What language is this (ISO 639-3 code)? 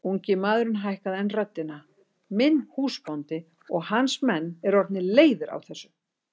isl